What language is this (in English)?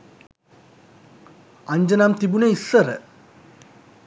Sinhala